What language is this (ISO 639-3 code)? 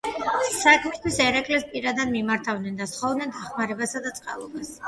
kat